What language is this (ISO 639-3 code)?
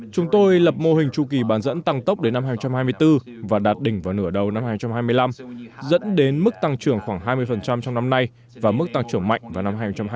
vie